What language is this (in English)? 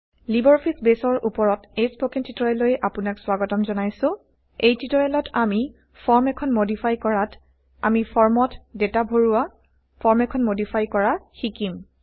Assamese